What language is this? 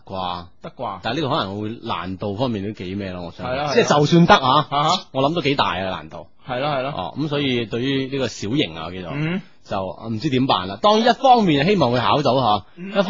Chinese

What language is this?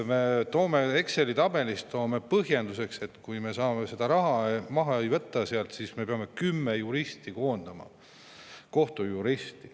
Estonian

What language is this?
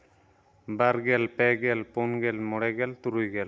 Santali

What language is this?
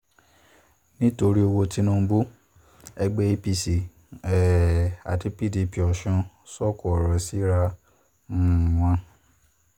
Yoruba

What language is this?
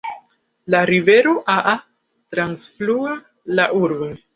Esperanto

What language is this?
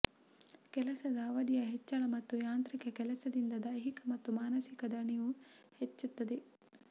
Kannada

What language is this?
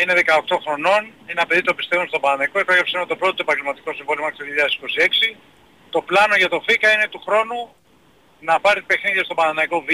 Greek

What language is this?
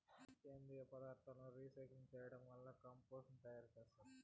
Telugu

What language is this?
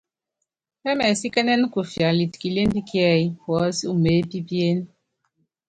Yangben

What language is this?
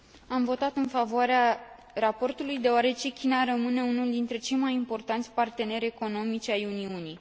Romanian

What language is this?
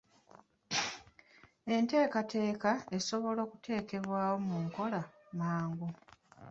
Ganda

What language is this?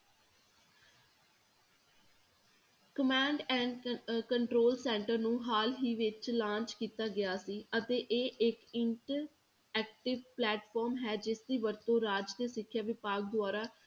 Punjabi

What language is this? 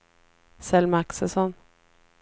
Swedish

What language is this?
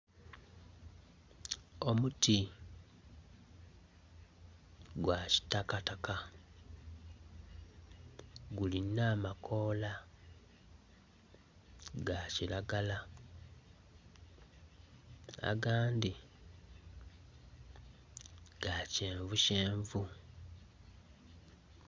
Soga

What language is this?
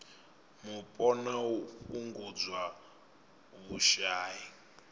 Venda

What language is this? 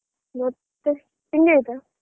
Kannada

